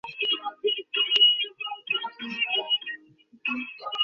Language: Bangla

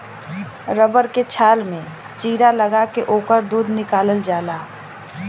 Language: Bhojpuri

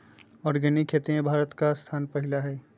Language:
Magahi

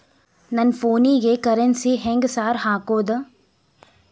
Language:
Kannada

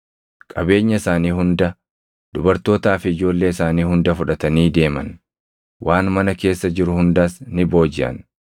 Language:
Oromo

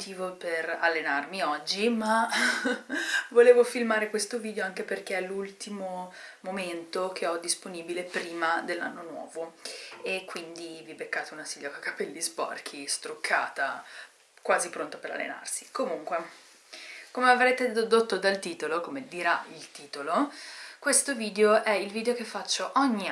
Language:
Italian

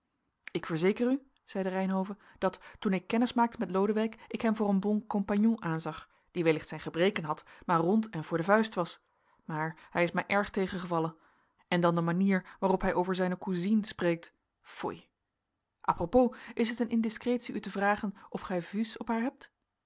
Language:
Dutch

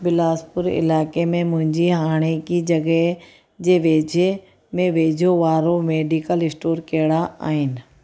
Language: Sindhi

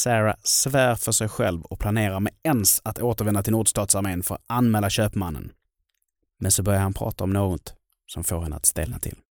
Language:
Swedish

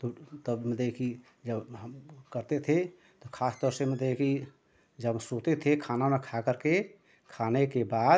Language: Hindi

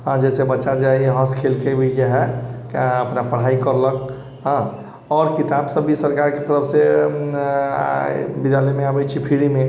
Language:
Maithili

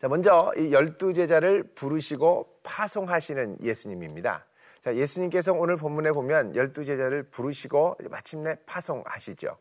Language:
Korean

